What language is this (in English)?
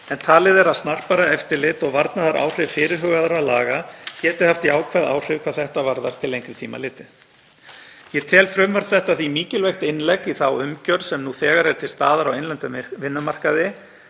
Icelandic